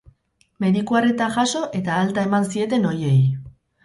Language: Basque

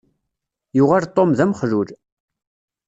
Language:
Kabyle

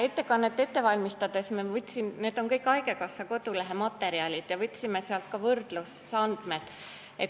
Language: Estonian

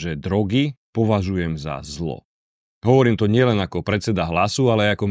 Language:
Slovak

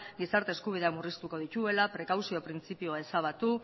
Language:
Basque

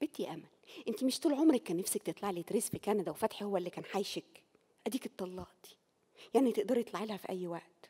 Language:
Arabic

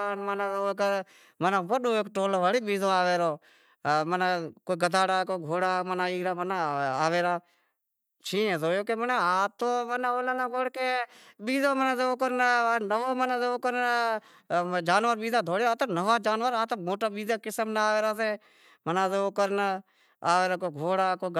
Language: Wadiyara Koli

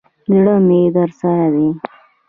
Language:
Pashto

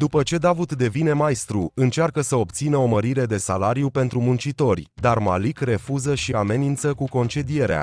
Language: Romanian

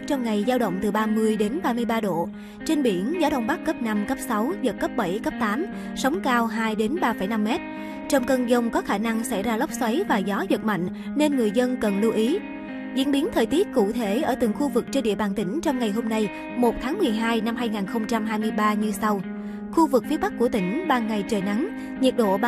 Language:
Vietnamese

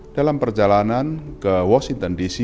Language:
Indonesian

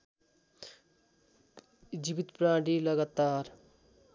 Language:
Nepali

